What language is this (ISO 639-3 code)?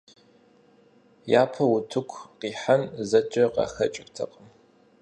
kbd